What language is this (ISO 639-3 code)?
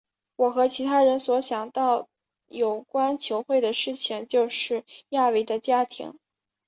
zho